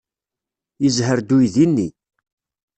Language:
Kabyle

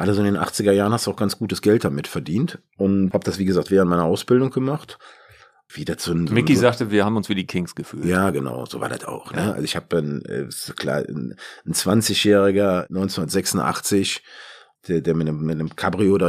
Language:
German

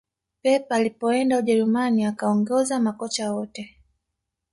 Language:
Swahili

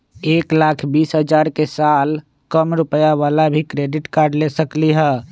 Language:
Magahi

